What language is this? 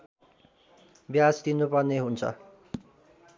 Nepali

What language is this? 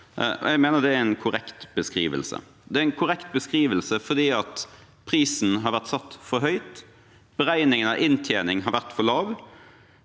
Norwegian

